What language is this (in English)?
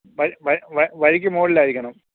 Malayalam